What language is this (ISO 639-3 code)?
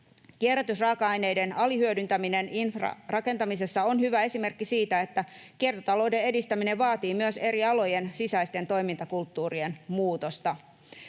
fin